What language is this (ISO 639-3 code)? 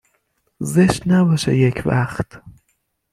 fas